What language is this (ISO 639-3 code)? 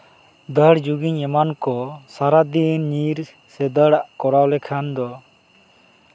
sat